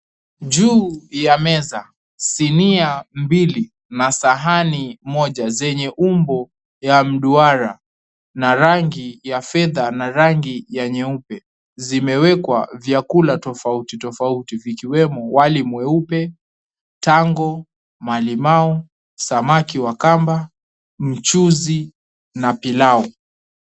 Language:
Swahili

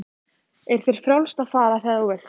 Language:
Icelandic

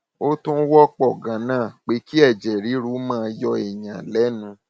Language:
Yoruba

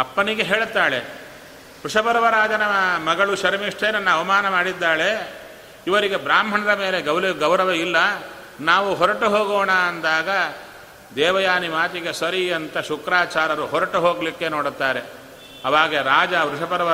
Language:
Kannada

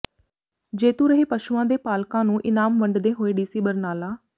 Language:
Punjabi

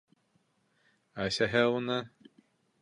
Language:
Bashkir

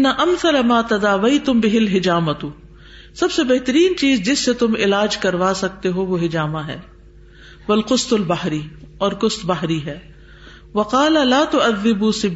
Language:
Urdu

